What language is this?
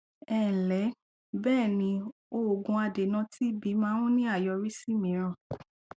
Yoruba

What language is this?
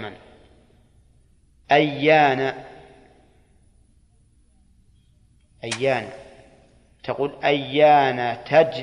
Arabic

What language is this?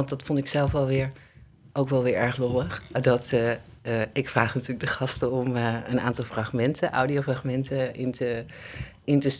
Dutch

